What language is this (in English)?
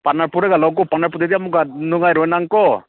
Manipuri